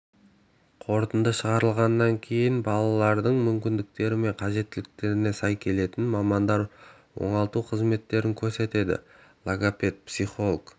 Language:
Kazakh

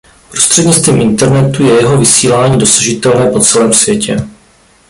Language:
Czech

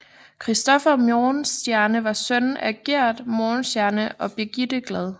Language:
Danish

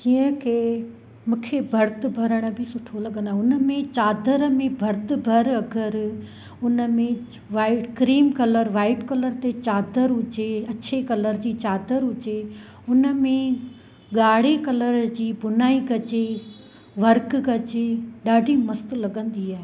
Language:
Sindhi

